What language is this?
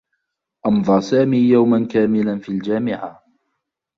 Arabic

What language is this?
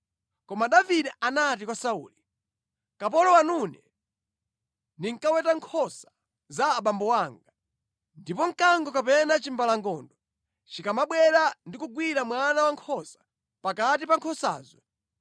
Nyanja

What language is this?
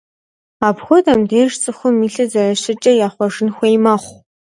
Kabardian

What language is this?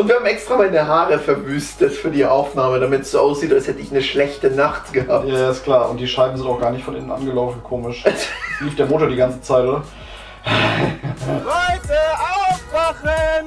German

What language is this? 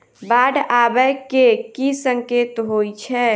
Maithili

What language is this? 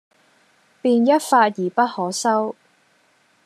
Cantonese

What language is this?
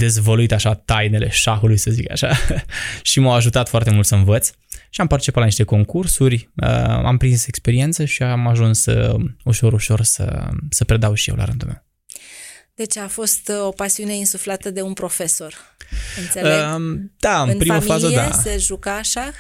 Romanian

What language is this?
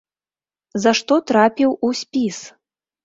Belarusian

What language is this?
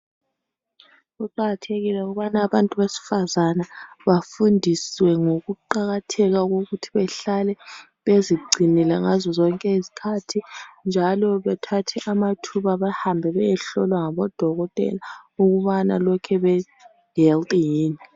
North Ndebele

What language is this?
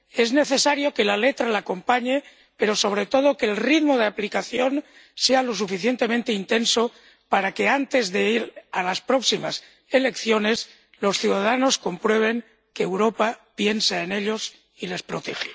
Spanish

